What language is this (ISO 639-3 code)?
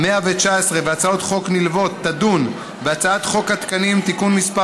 heb